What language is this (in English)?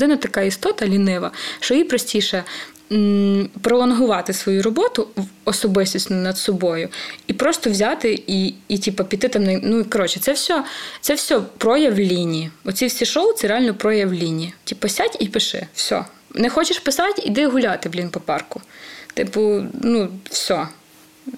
Ukrainian